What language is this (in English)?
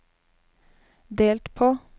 Norwegian